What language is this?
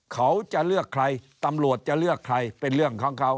Thai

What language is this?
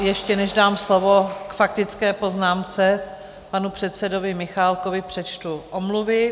Czech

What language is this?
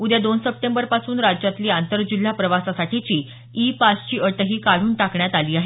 Marathi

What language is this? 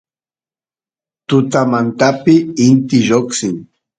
Santiago del Estero Quichua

